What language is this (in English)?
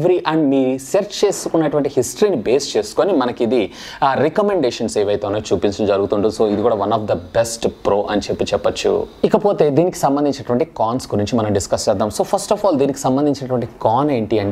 Portuguese